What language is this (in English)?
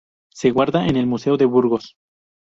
Spanish